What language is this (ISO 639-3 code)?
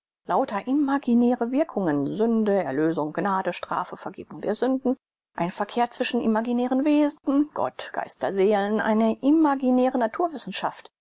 deu